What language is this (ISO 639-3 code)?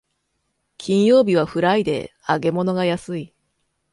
jpn